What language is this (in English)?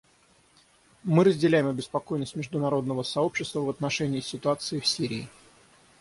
Russian